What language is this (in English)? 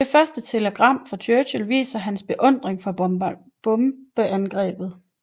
Danish